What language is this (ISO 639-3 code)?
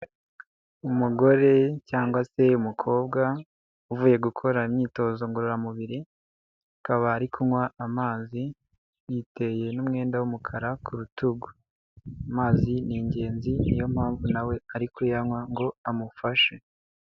kin